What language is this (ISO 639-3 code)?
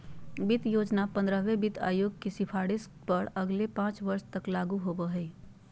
mag